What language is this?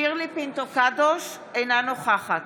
Hebrew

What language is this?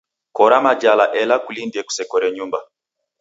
Taita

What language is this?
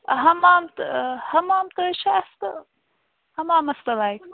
Kashmiri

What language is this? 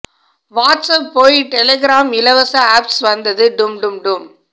Tamil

